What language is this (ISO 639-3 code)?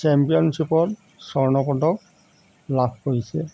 asm